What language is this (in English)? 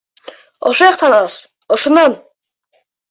Bashkir